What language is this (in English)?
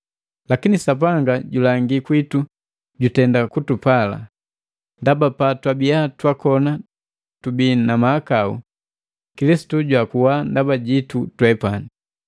Matengo